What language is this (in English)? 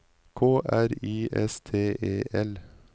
Norwegian